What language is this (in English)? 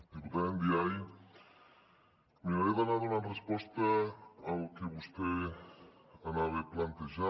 Catalan